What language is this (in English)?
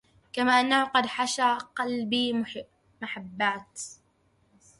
Arabic